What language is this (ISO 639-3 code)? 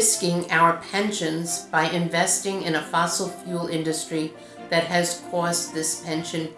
eng